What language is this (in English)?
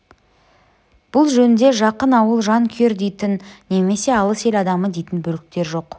Kazakh